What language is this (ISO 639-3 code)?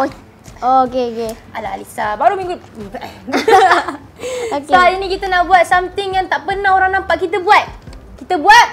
msa